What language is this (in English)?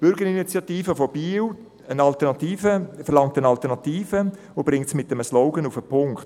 Swiss German